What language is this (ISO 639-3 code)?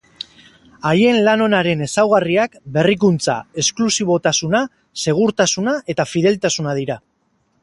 eus